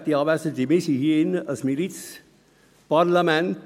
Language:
Swiss German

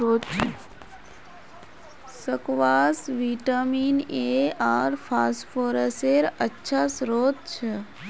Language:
Magahi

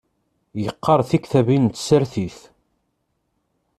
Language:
Kabyle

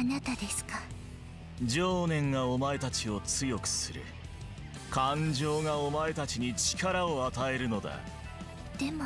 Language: Japanese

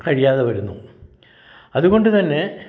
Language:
Malayalam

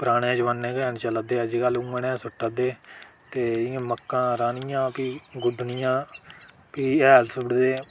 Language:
Dogri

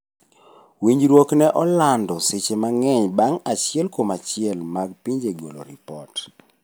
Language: Luo (Kenya and Tanzania)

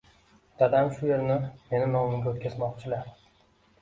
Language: Uzbek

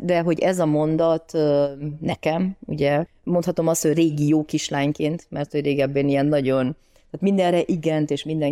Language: Hungarian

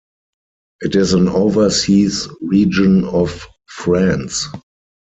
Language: English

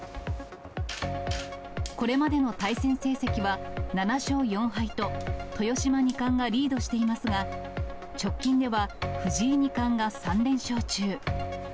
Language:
Japanese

